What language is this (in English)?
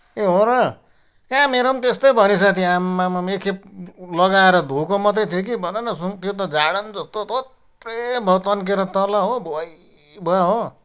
Nepali